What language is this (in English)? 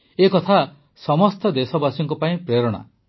Odia